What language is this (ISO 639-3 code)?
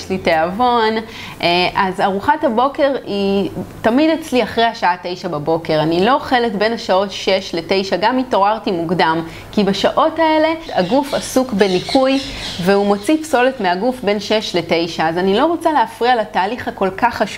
heb